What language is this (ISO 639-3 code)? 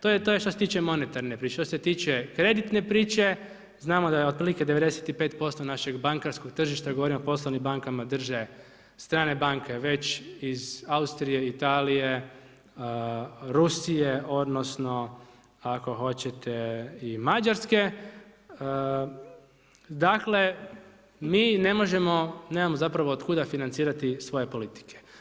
hrv